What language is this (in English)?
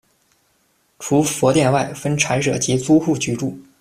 Chinese